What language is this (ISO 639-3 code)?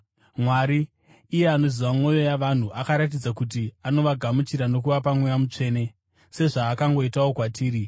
sna